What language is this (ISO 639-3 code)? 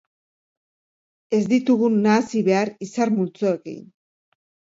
eus